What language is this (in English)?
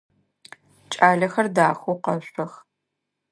Adyghe